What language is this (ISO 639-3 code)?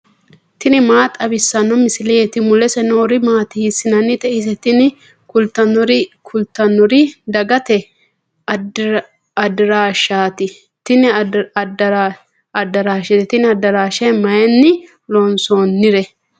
sid